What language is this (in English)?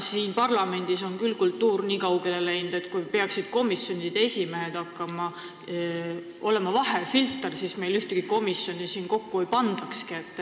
Estonian